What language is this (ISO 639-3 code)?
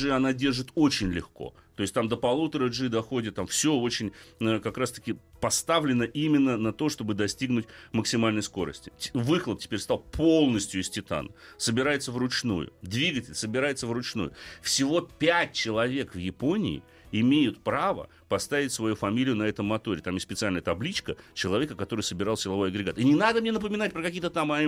rus